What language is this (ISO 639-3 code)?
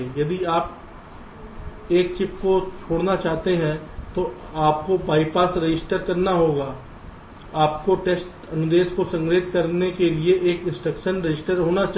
hin